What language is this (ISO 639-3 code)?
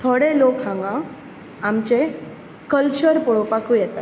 kok